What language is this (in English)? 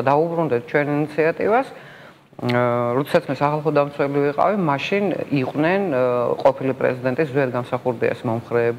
Romanian